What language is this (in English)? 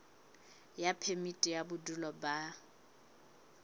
Southern Sotho